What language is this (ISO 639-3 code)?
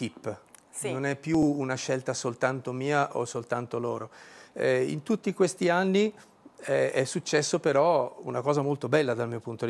ita